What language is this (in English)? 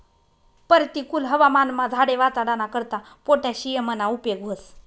Marathi